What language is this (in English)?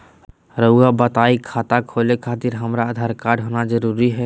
Magahi